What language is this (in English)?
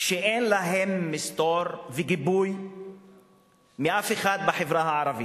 Hebrew